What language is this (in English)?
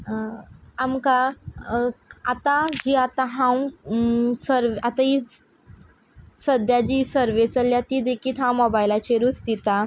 Konkani